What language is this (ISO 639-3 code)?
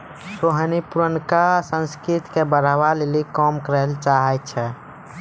mai